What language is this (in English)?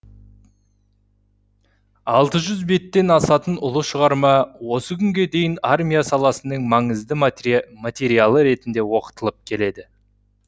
Kazakh